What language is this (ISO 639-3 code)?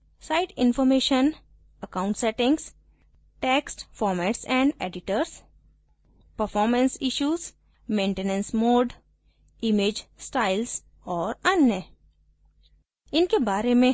hin